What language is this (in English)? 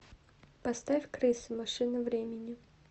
Russian